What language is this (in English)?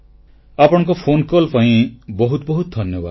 Odia